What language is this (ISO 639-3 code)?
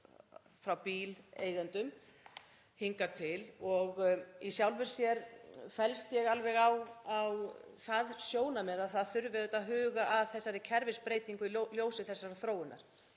isl